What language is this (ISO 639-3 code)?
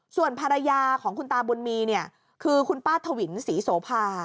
tha